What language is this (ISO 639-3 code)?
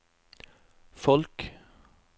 nor